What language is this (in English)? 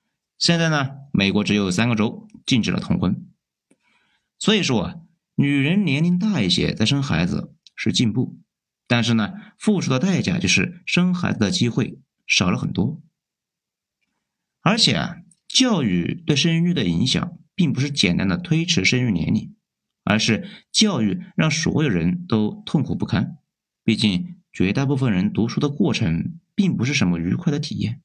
Chinese